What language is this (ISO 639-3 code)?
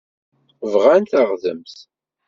kab